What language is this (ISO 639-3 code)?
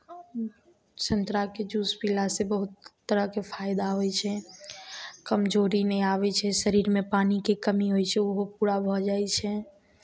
mai